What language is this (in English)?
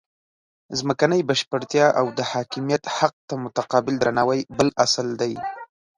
Pashto